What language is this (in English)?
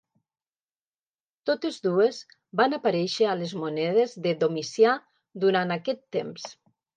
Catalan